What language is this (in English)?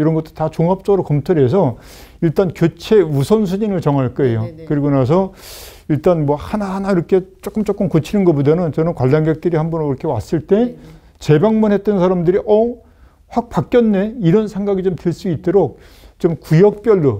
Korean